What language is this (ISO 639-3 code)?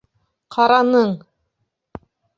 bak